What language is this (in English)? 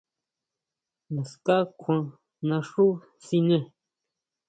Huautla Mazatec